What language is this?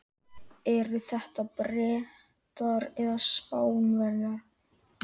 Icelandic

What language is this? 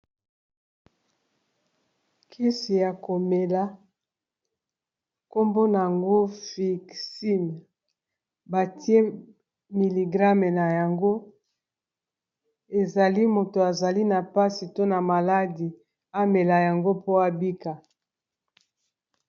Lingala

